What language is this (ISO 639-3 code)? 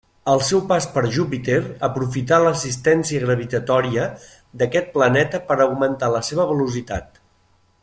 cat